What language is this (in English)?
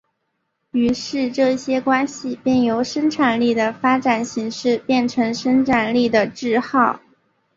Chinese